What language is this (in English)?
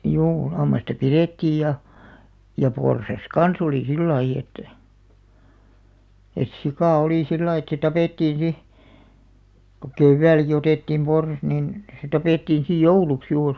Finnish